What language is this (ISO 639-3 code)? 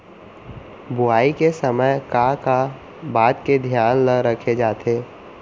hne